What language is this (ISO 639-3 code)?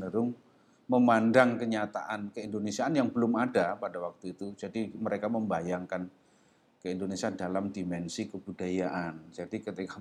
ind